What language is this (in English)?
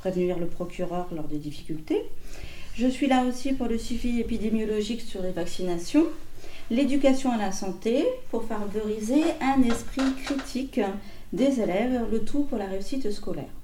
French